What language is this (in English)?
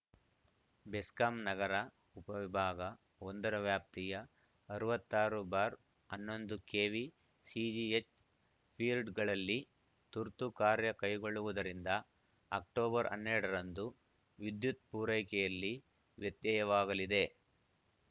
Kannada